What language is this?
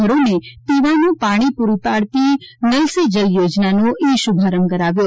Gujarati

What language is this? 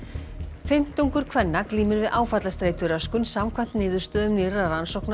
Icelandic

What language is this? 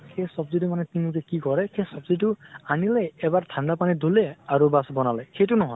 Assamese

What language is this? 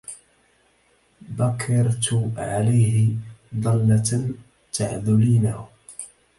Arabic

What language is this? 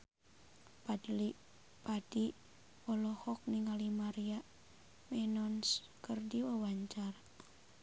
Sundanese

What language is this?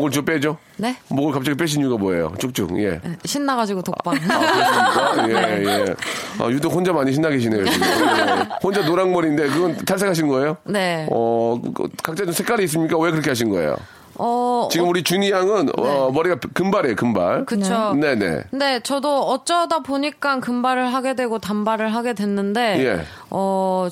Korean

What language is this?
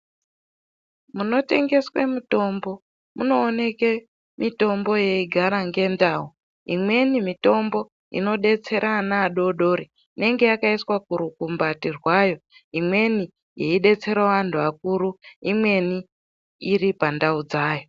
Ndau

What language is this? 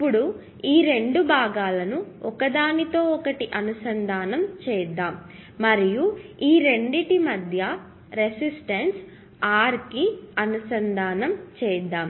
Telugu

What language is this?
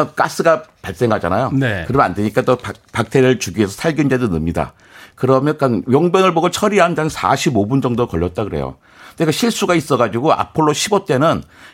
Korean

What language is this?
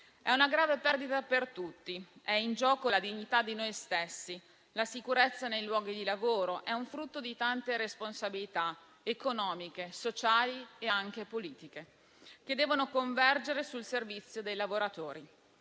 Italian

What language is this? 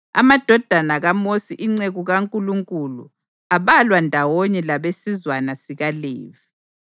North Ndebele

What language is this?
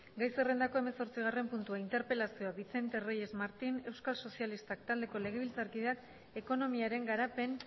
Basque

